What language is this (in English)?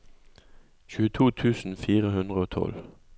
Norwegian